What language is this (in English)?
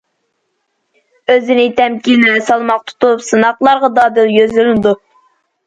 Uyghur